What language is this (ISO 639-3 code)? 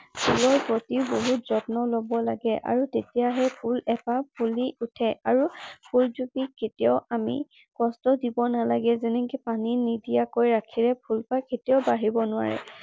asm